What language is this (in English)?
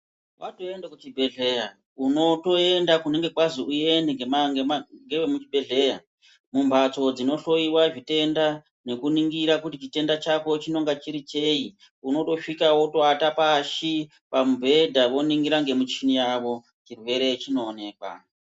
Ndau